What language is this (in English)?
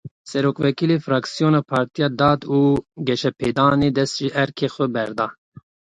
Kurdish